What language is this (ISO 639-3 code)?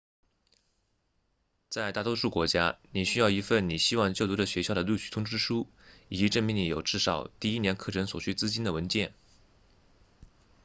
zho